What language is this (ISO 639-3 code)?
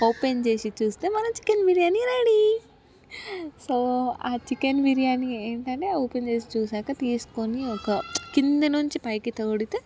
tel